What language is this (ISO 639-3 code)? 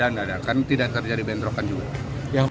ind